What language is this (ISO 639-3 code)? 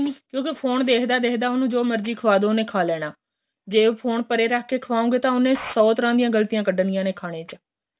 pan